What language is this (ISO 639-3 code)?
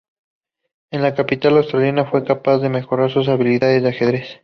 spa